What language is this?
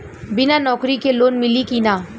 Bhojpuri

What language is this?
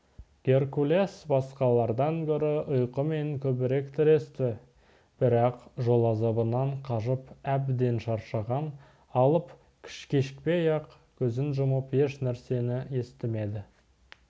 Kazakh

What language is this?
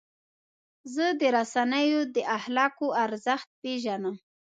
Pashto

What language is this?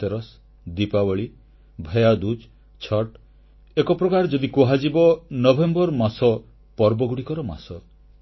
Odia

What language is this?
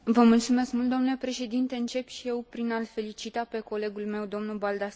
Romanian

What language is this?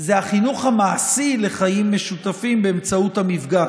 Hebrew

